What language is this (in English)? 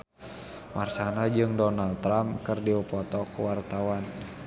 Sundanese